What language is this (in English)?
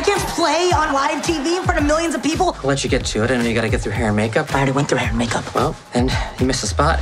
English